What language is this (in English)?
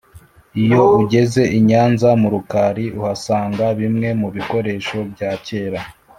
Kinyarwanda